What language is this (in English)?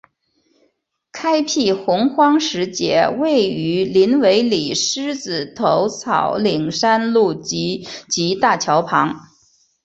Chinese